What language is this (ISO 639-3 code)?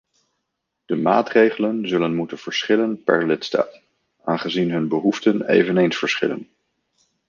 nld